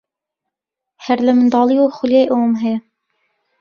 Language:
Central Kurdish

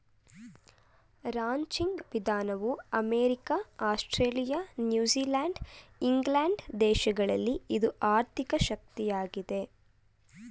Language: Kannada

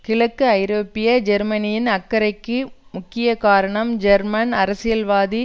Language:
Tamil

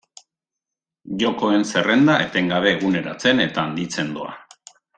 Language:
Basque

